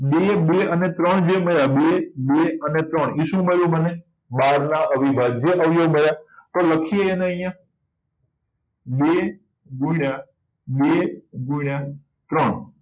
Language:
Gujarati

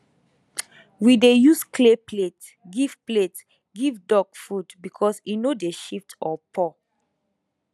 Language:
Nigerian Pidgin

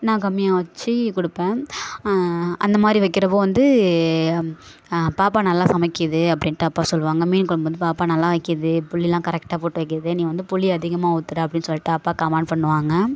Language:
Tamil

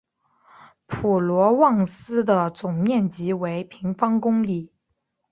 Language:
Chinese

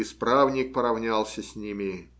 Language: Russian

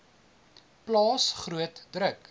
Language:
Afrikaans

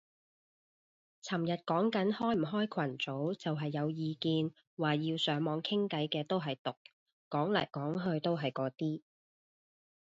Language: Cantonese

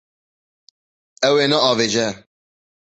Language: Kurdish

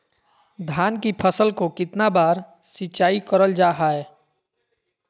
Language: Magahi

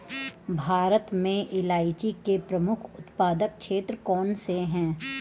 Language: Hindi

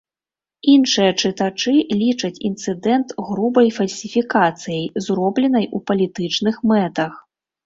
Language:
Belarusian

